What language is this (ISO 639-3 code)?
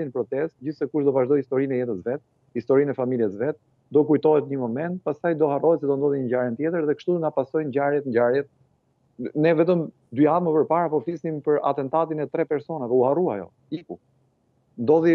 ron